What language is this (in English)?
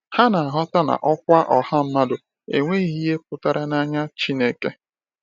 Igbo